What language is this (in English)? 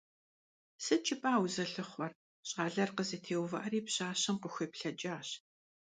Kabardian